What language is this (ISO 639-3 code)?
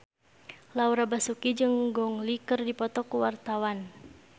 sun